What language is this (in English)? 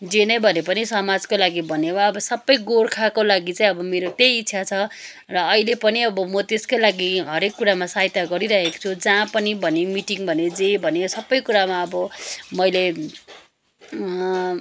Nepali